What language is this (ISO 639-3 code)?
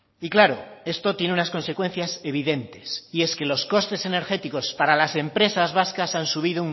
spa